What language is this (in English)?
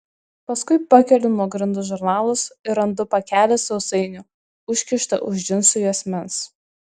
Lithuanian